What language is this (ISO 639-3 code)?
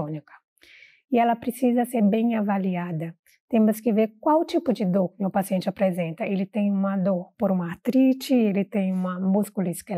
por